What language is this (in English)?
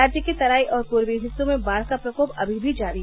Hindi